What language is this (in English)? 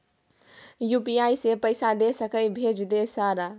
Maithili